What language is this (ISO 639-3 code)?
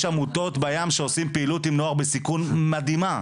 heb